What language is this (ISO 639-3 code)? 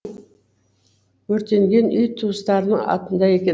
kaz